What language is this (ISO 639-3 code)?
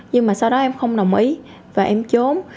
vie